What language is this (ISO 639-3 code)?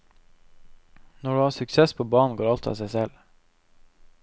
nor